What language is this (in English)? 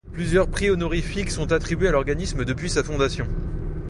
French